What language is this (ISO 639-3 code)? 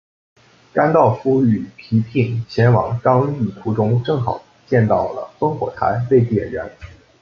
zho